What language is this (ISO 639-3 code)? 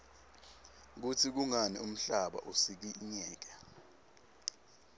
ssw